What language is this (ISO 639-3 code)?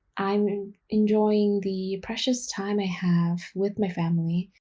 eng